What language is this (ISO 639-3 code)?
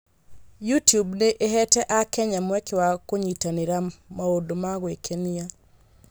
kik